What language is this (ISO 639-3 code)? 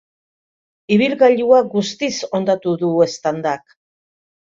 eus